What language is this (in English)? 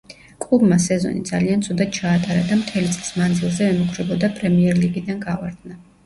Georgian